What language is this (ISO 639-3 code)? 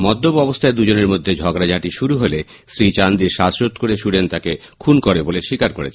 ben